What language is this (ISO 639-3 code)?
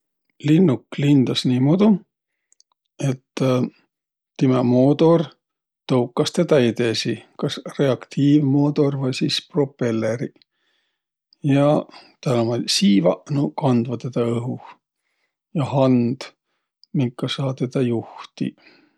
vro